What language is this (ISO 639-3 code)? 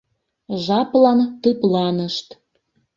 chm